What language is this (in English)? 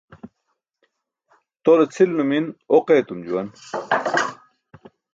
Burushaski